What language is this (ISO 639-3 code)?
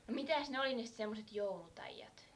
fin